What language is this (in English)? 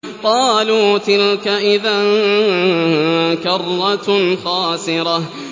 Arabic